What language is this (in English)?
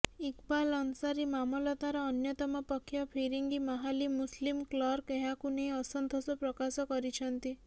Odia